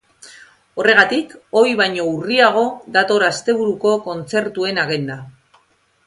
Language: Basque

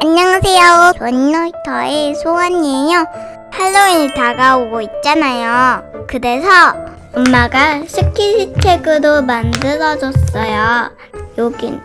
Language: Korean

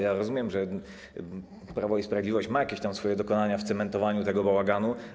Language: Polish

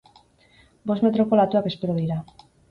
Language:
Basque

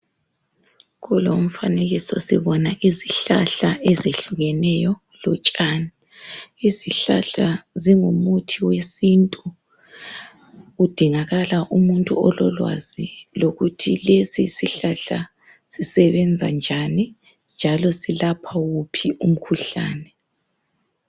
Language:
North Ndebele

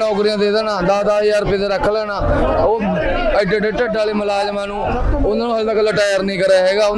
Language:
Punjabi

